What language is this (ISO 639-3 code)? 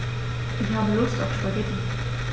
deu